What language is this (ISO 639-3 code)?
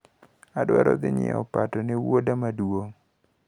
luo